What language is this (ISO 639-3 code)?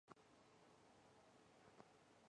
zho